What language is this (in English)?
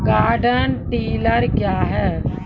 Maithili